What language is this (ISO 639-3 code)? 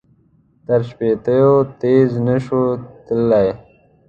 pus